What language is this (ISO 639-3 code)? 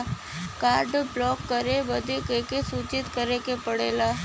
bho